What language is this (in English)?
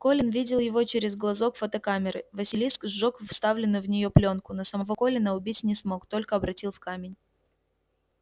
Russian